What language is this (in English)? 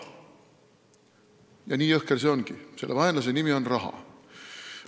Estonian